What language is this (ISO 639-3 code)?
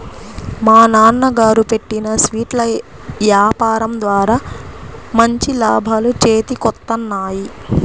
tel